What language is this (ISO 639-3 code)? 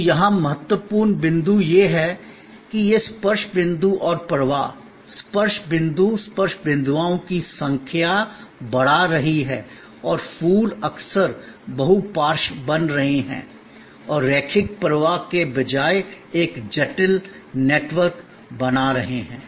hin